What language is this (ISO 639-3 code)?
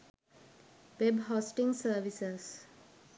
sin